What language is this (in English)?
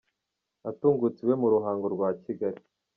Kinyarwanda